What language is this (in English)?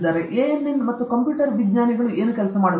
Kannada